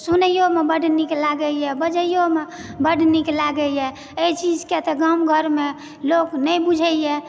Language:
Maithili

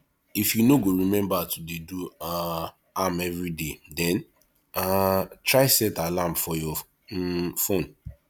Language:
Nigerian Pidgin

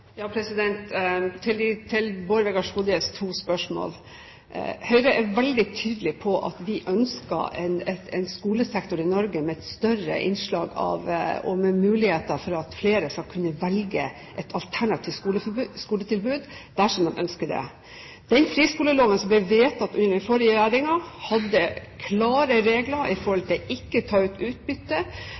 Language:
Norwegian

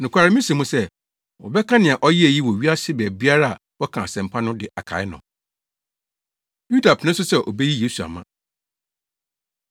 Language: Akan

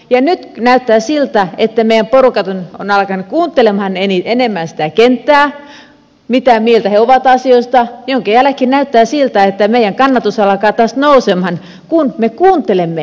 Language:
Finnish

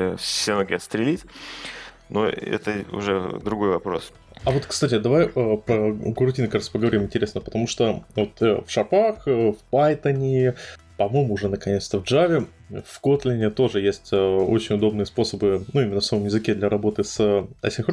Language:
Russian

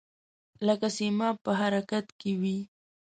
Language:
Pashto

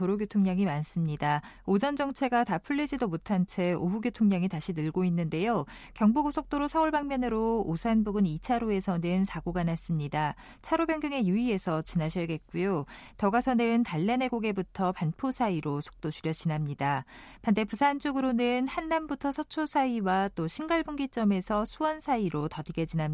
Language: Korean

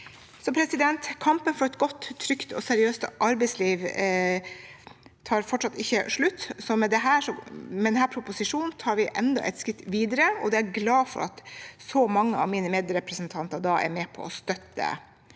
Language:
Norwegian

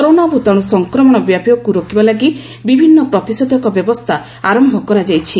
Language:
Odia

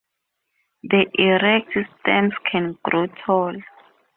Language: English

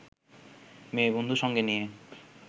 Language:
Bangla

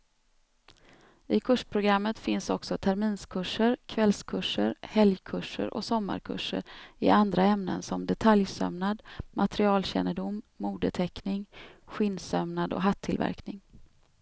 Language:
Swedish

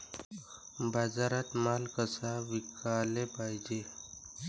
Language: Marathi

